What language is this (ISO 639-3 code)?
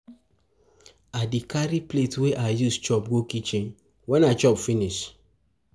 pcm